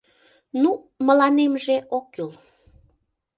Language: Mari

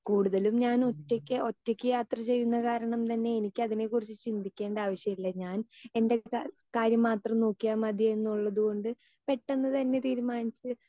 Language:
Malayalam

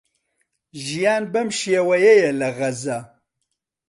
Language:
Central Kurdish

